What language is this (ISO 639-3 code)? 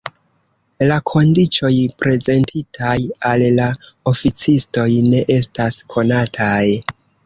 epo